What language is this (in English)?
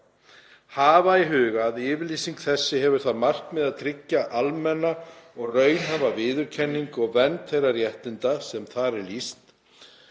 Icelandic